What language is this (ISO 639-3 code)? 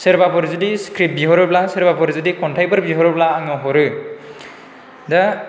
brx